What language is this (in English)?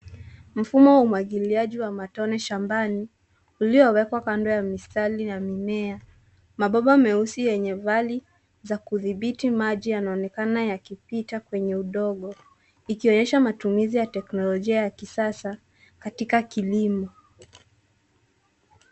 Swahili